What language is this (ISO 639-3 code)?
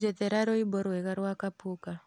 kik